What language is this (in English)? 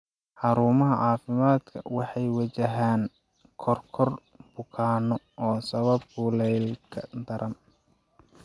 Somali